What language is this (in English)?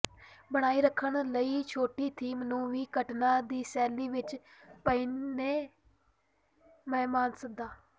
Punjabi